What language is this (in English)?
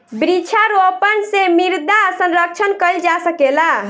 Bhojpuri